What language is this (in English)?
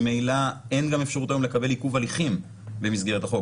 Hebrew